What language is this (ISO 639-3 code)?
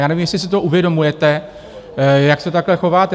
ces